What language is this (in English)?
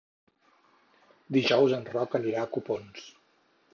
Catalan